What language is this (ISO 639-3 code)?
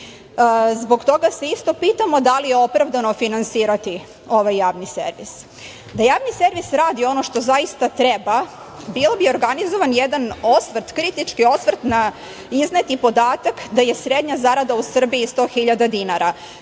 srp